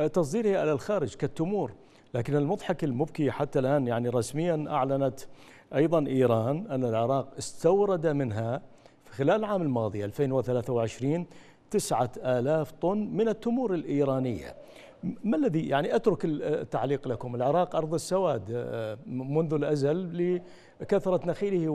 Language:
Arabic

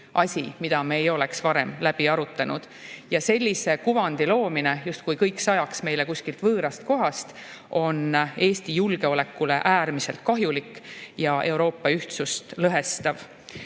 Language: Estonian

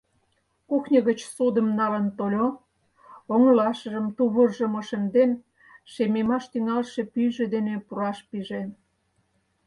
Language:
Mari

